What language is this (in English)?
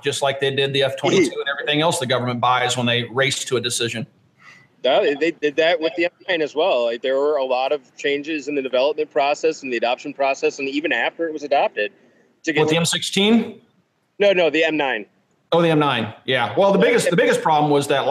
English